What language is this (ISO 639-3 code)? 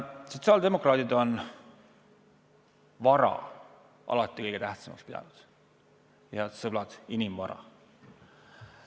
est